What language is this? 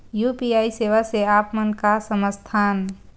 Chhattisgarhi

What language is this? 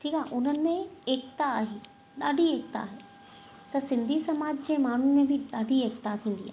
Sindhi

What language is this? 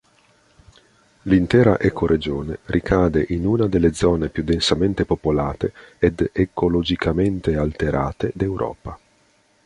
Italian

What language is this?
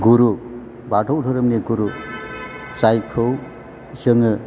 Bodo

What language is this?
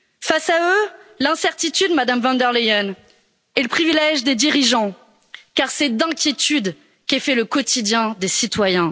French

